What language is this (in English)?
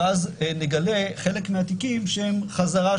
Hebrew